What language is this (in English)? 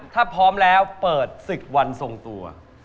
Thai